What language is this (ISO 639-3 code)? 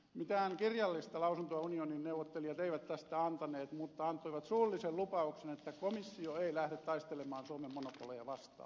fin